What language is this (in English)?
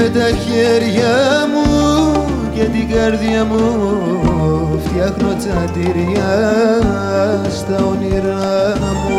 Greek